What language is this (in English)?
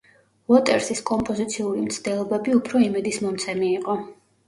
Georgian